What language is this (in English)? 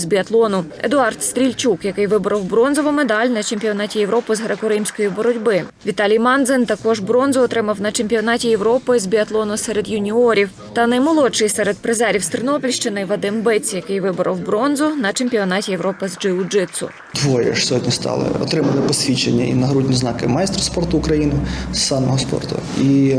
Ukrainian